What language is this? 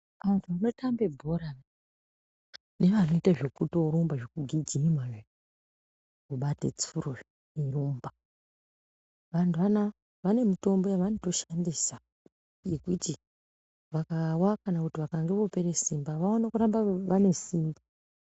Ndau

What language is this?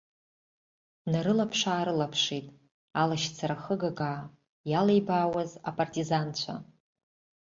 Abkhazian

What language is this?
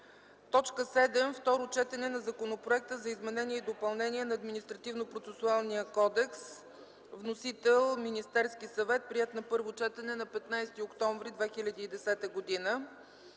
Bulgarian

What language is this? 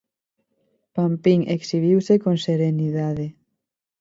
Galician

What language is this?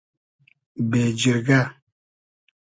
Hazaragi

